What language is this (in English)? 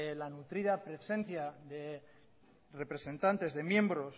Spanish